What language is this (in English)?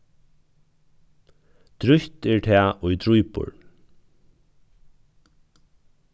Faroese